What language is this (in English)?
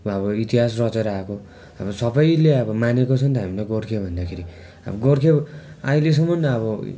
Nepali